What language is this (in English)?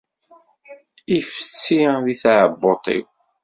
Kabyle